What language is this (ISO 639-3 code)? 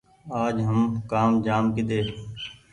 gig